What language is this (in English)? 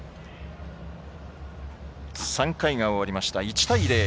Japanese